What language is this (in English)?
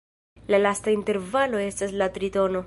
Esperanto